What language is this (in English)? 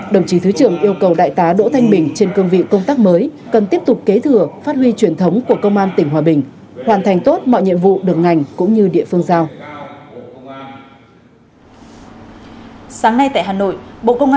Vietnamese